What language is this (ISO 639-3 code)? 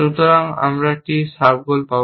ben